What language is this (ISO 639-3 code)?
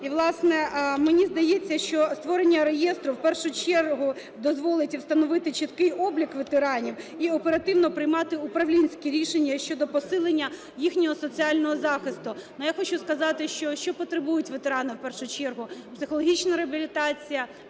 ukr